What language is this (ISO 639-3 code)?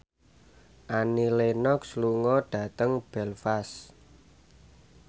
jav